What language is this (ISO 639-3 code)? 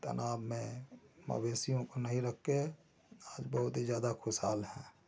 hin